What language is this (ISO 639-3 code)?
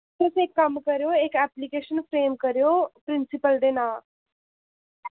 doi